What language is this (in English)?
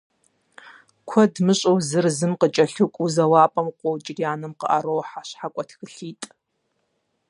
Kabardian